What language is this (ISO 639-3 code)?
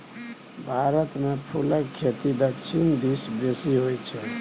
mai